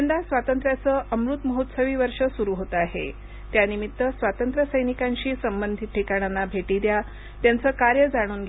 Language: Marathi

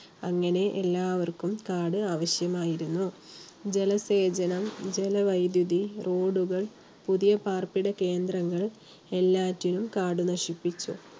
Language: Malayalam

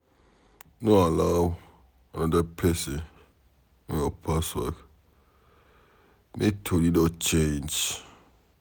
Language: Nigerian Pidgin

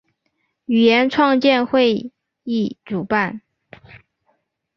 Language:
Chinese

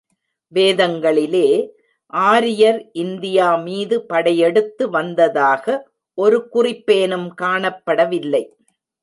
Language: Tamil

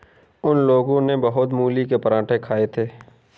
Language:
Hindi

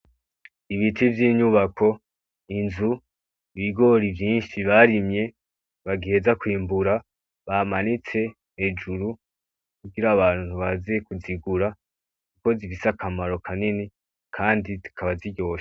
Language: Rundi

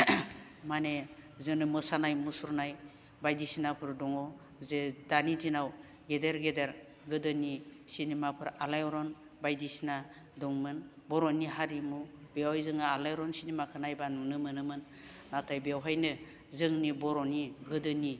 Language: Bodo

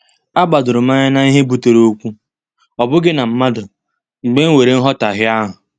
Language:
Igbo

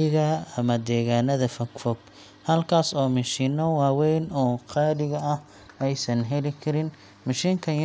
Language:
Somali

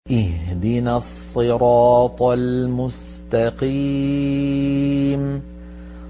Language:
Arabic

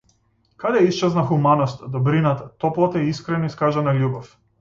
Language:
Macedonian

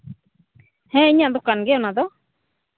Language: Santali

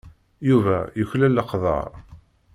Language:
Kabyle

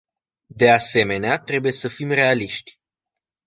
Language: Romanian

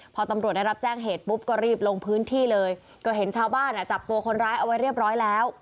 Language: Thai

